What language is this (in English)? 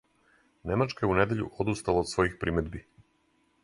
Serbian